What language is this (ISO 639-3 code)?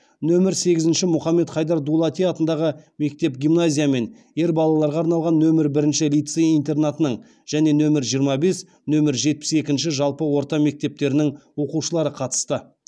kaz